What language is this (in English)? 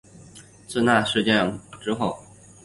Chinese